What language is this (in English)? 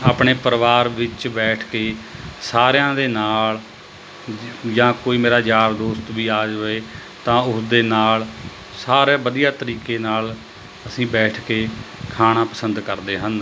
Punjabi